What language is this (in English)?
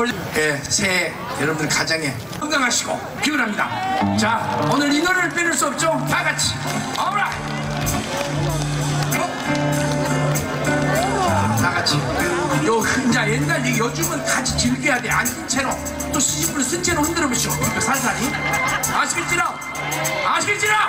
Korean